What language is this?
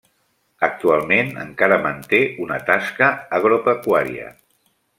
Catalan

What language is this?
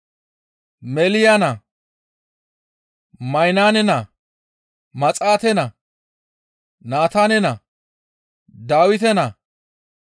Gamo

